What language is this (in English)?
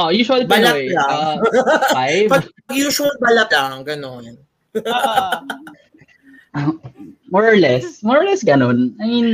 Filipino